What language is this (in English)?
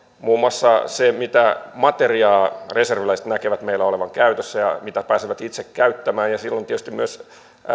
Finnish